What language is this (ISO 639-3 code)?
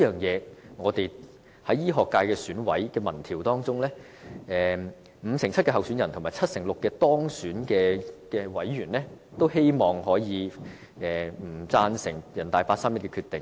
yue